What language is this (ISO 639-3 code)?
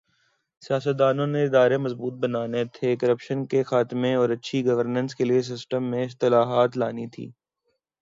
urd